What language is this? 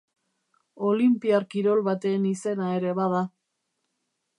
Basque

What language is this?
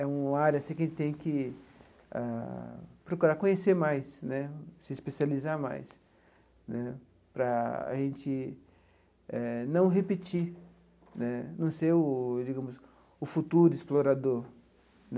Portuguese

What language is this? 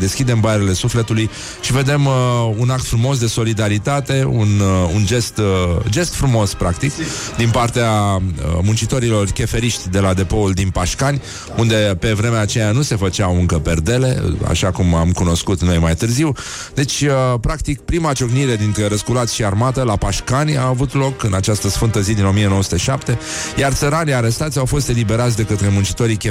Romanian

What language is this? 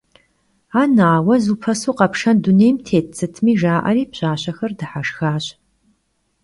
Kabardian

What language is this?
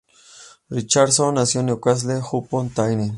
Spanish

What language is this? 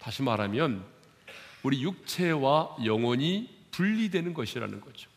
Korean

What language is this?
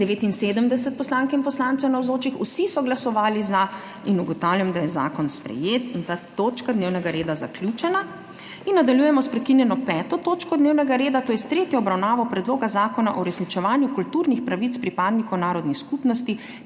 Slovenian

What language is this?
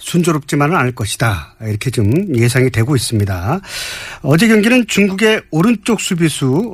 Korean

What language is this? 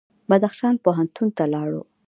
Pashto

